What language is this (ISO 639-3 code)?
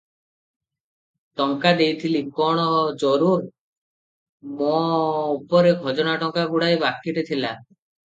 ori